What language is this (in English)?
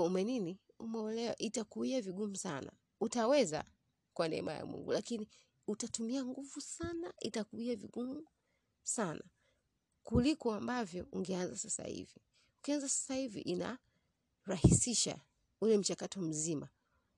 Swahili